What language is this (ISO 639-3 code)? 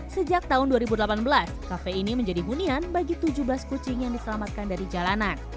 ind